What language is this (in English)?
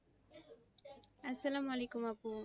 Bangla